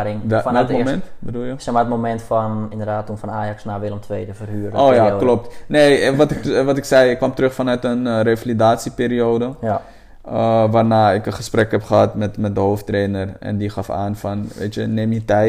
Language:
Dutch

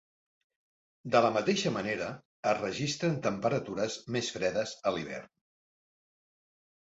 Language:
Catalan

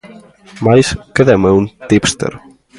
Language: Galician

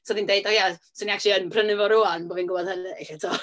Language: Welsh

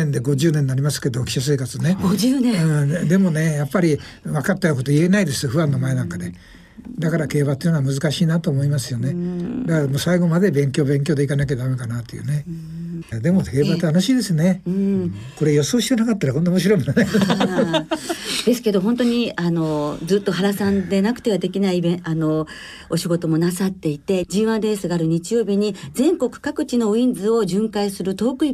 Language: Japanese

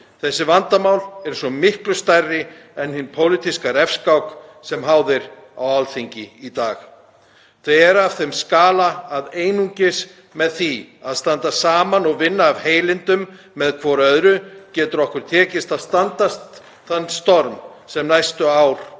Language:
Icelandic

